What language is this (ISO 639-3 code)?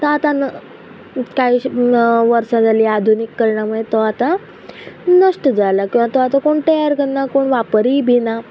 kok